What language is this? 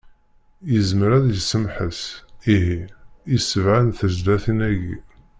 Kabyle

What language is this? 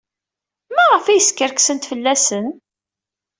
Kabyle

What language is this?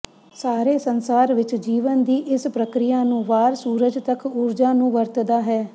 Punjabi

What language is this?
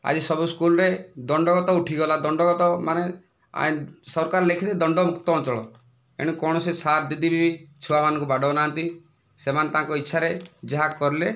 Odia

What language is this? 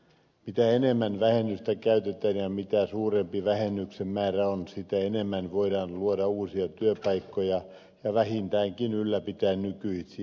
Finnish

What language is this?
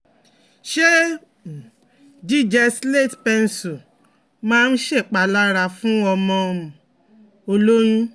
Yoruba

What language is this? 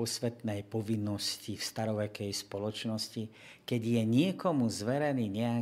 Slovak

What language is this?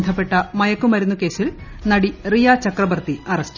Malayalam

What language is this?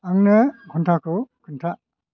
Bodo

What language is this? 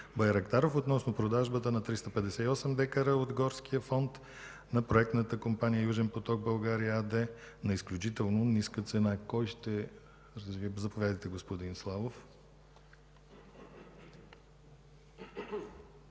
Bulgarian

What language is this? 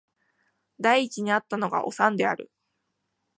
Japanese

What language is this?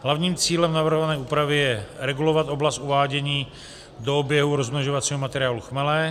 Czech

